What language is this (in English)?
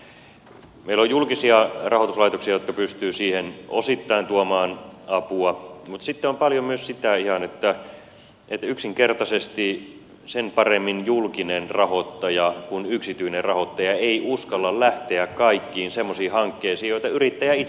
Finnish